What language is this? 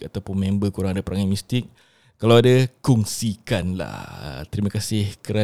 Malay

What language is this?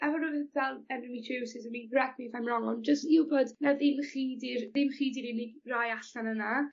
Welsh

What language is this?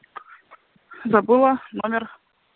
Russian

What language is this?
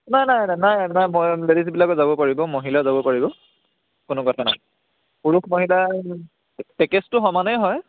Assamese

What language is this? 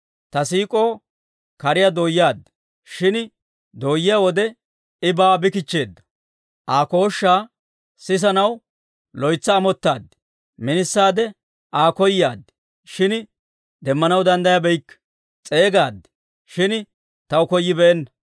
Dawro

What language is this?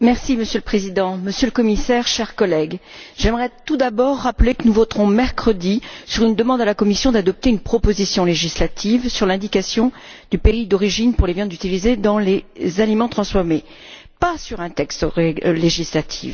French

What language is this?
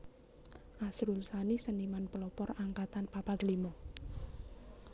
Javanese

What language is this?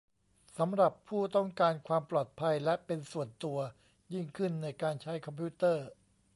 Thai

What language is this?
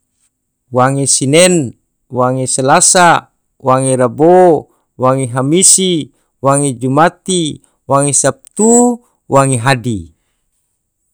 Tidore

